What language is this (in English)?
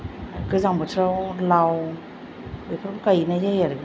Bodo